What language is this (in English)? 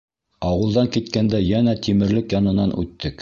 Bashkir